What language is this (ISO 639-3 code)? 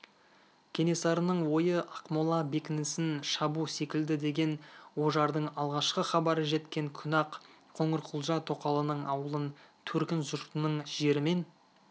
kaz